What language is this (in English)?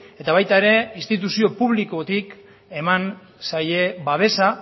Basque